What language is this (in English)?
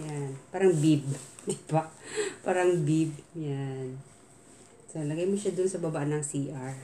Filipino